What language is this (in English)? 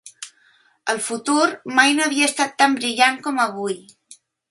Catalan